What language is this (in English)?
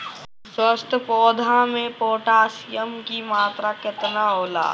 Bhojpuri